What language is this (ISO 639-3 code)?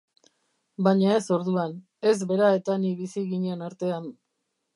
eus